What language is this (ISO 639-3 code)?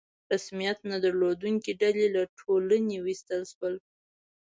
pus